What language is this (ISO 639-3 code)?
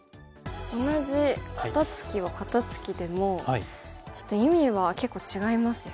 jpn